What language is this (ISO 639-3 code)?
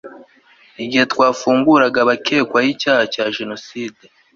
kin